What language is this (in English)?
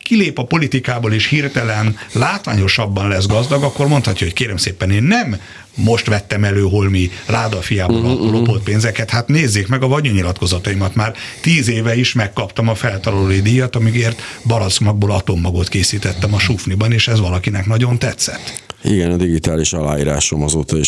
Hungarian